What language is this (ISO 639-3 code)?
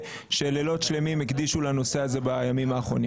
heb